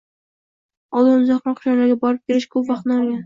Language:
Uzbek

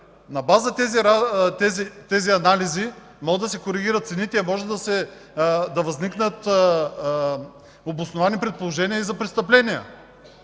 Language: Bulgarian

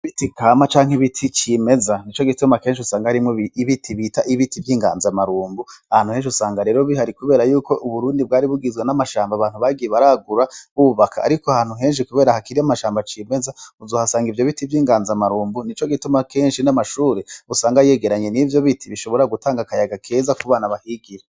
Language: Rundi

